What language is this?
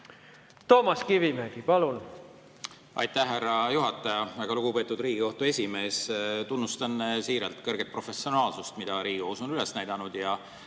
Estonian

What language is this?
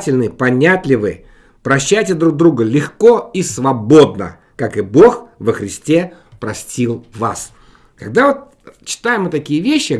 Russian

